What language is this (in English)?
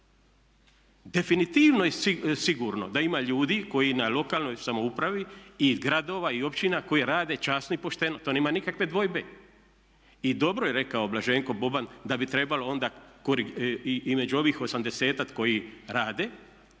Croatian